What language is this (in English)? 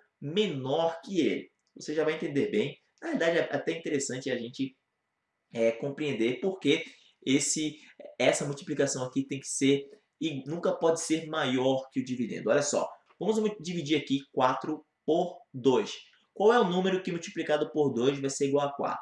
Portuguese